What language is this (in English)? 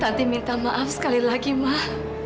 Indonesian